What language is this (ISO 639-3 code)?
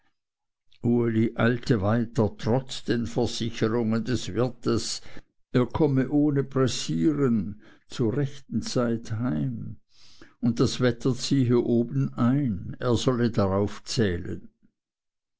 deu